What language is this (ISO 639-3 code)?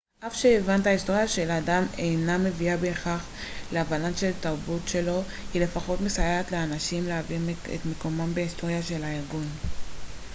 heb